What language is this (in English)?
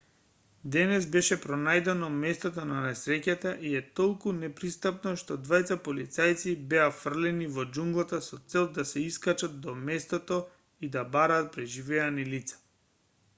Macedonian